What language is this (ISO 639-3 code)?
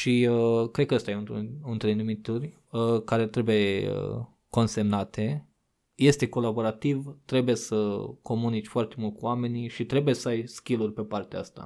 ron